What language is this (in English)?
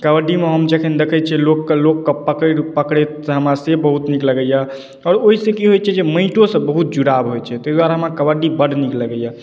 Maithili